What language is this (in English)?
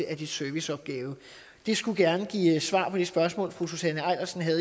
Danish